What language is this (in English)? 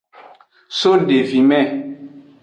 Aja (Benin)